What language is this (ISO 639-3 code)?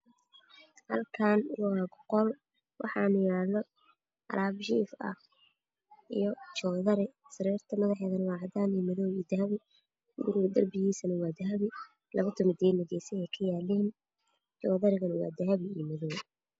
som